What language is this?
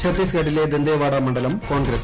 Malayalam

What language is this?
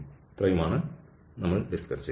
Malayalam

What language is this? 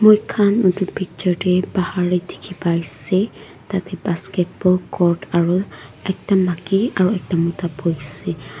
Naga Pidgin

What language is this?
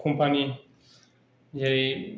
Bodo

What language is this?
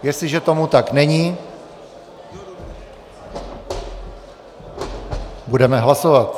Czech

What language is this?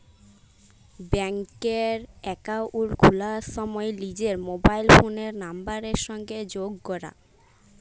Bangla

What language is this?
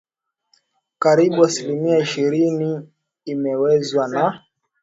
Swahili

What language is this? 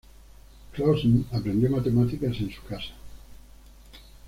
Spanish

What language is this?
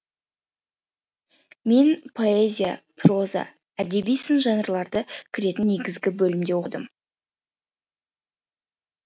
Kazakh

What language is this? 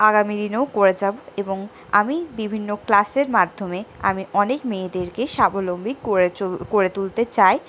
Bangla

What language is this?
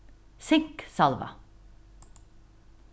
Faroese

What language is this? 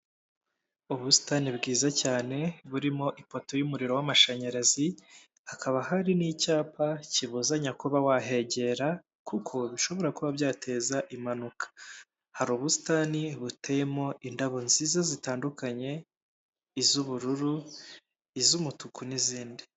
Kinyarwanda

